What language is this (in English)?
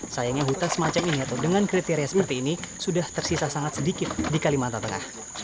Indonesian